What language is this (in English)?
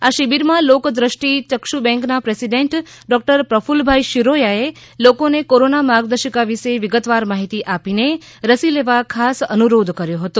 Gujarati